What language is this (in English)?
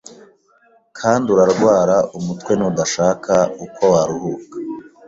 Kinyarwanda